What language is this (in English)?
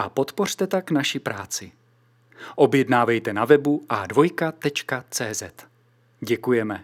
Czech